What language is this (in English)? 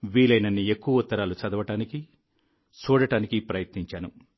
Telugu